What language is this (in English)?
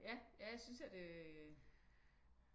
Danish